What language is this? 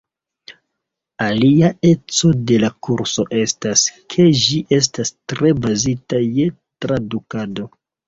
Esperanto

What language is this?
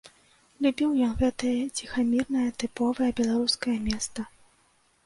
Belarusian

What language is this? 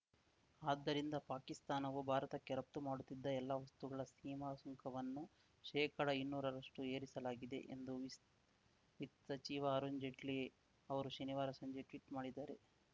Kannada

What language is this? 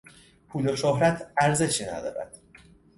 Persian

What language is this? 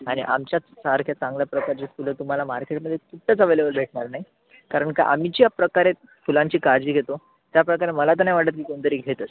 Marathi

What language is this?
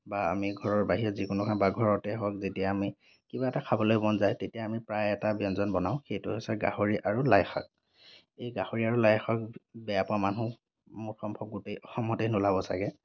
Assamese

